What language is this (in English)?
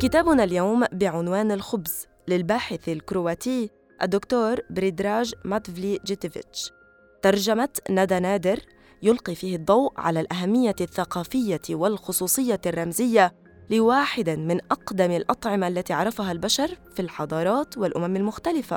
Arabic